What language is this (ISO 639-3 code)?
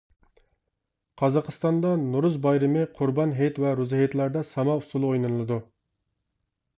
uig